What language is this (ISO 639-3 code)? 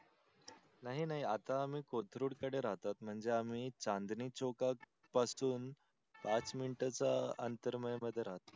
mar